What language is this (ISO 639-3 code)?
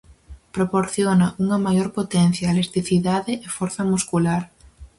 glg